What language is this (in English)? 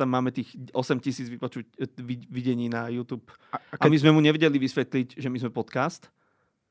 Slovak